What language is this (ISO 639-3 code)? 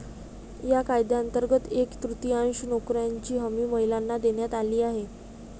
mar